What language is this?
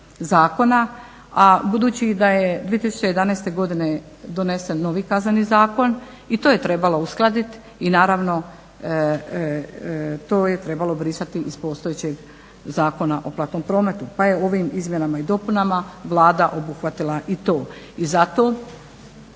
Croatian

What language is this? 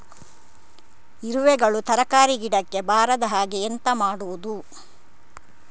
Kannada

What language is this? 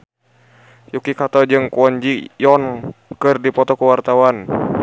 Sundanese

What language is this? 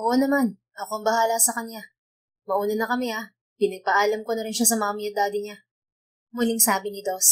Filipino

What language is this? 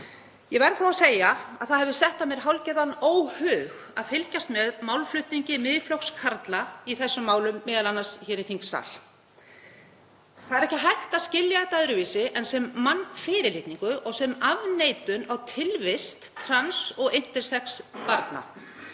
Icelandic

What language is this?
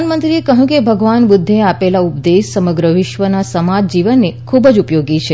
Gujarati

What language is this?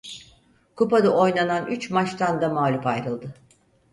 Turkish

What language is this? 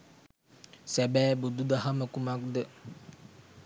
Sinhala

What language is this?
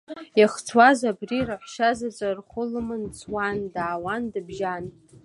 Abkhazian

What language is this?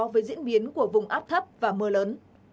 Vietnamese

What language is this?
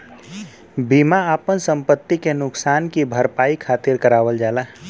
Bhojpuri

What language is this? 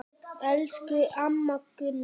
Icelandic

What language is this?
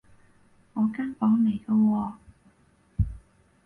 Cantonese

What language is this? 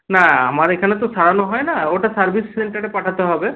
Bangla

